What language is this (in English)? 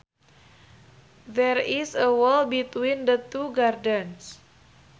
Sundanese